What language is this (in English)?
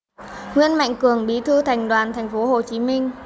Vietnamese